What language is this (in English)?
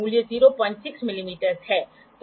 Hindi